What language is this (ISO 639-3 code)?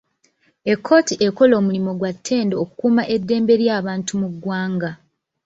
lug